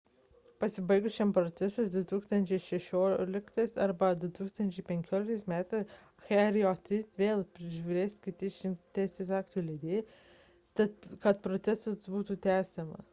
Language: Lithuanian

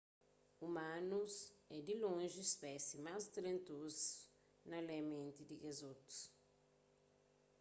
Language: Kabuverdianu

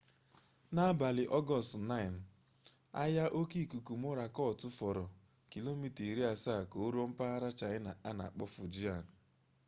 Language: Igbo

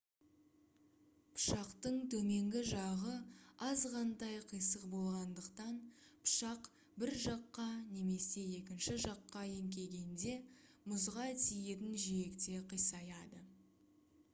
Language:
Kazakh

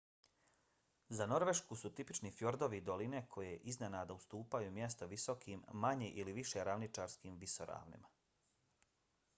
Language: Bosnian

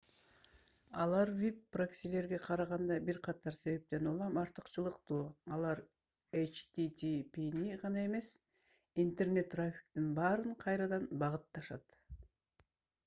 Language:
Kyrgyz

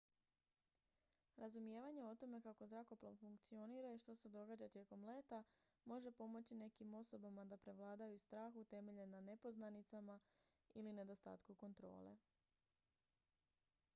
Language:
Croatian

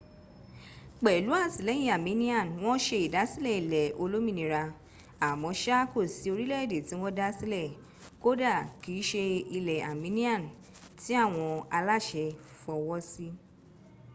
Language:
Yoruba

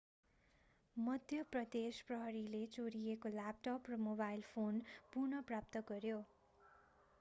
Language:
Nepali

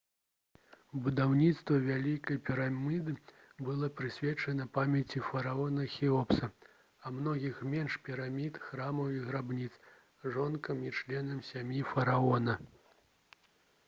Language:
Belarusian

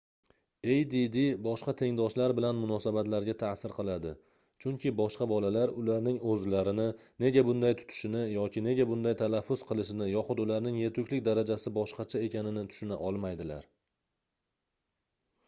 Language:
Uzbek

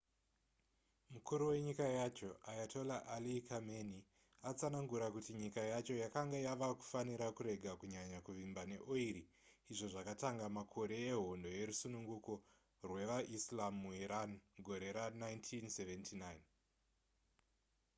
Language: Shona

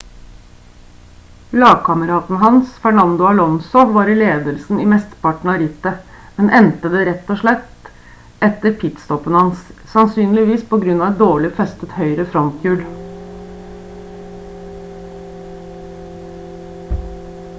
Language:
Norwegian Bokmål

